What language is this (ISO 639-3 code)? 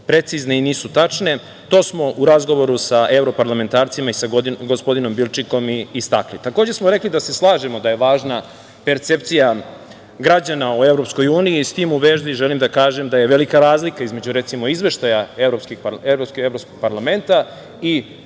srp